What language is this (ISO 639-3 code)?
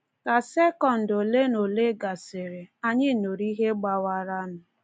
ibo